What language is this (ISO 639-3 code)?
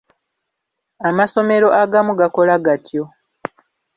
lug